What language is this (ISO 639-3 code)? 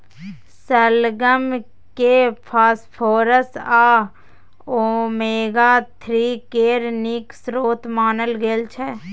mai